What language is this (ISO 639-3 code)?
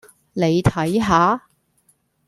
yue